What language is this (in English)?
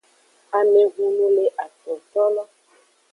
Aja (Benin)